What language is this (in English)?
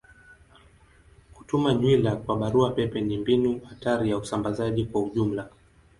Swahili